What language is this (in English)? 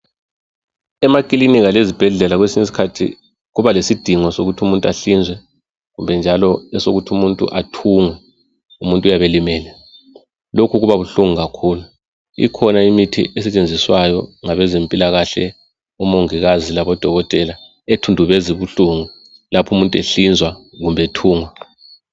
North Ndebele